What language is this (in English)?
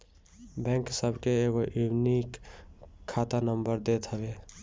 Bhojpuri